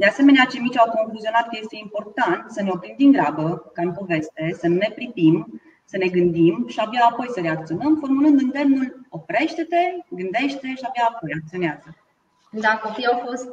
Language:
Romanian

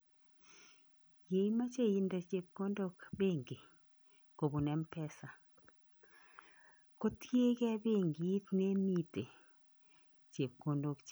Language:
Kalenjin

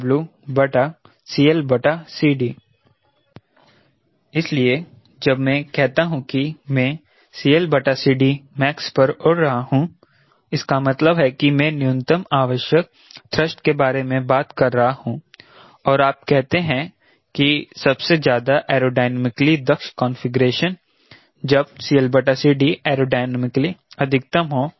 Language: Hindi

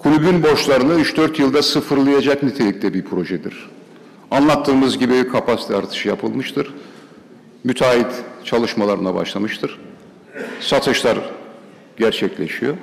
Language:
Turkish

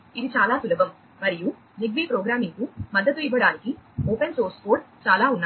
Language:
Telugu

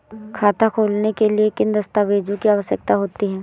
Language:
Hindi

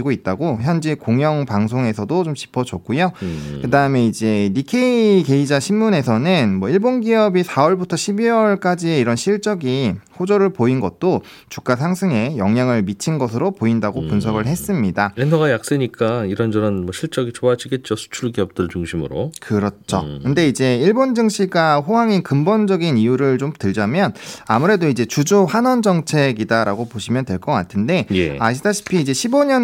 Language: Korean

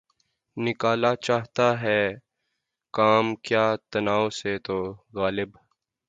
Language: Urdu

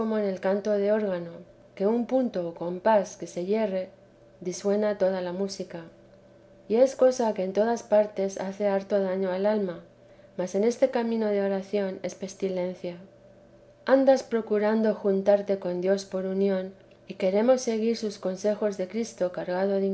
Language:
Spanish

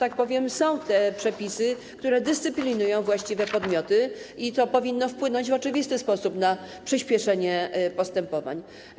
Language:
Polish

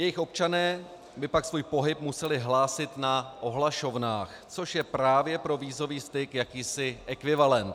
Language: Czech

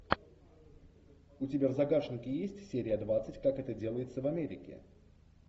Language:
Russian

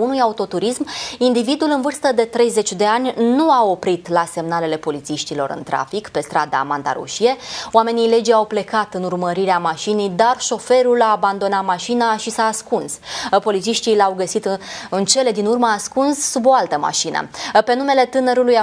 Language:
Romanian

